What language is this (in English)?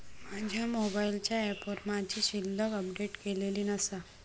Marathi